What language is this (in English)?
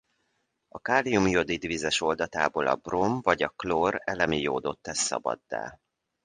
Hungarian